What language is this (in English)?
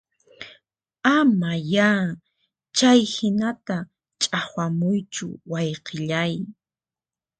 Puno Quechua